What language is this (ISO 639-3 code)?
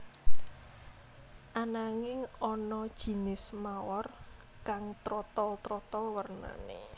jav